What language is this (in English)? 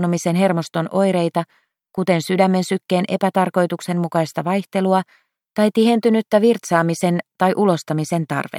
Finnish